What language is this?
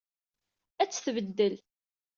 Kabyle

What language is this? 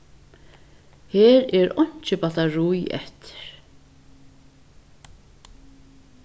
Faroese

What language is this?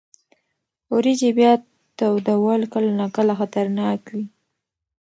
Pashto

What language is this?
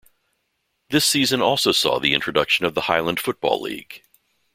English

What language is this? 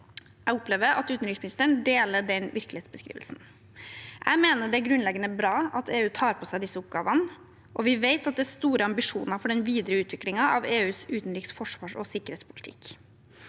Norwegian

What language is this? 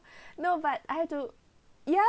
English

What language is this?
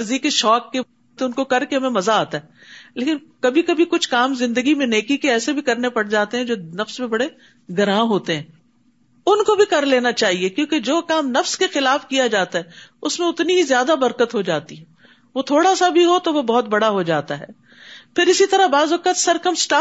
Urdu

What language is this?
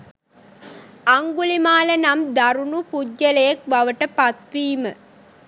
Sinhala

